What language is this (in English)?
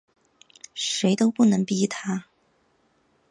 Chinese